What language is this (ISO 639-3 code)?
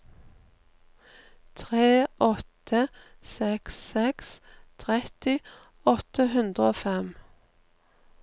nor